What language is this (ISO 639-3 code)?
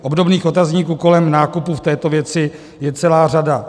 ces